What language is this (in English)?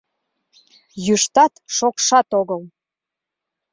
Mari